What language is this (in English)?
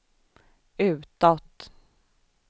Swedish